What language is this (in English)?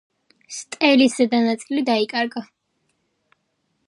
Georgian